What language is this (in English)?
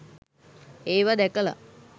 Sinhala